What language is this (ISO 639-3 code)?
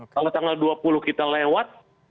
ind